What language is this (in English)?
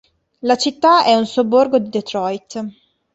Italian